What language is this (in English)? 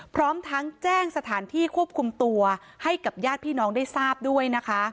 Thai